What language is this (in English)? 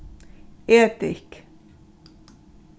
Faroese